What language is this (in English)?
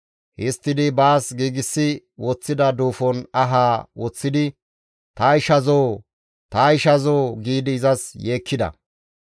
Gamo